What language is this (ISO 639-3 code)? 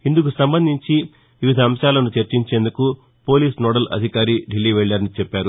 tel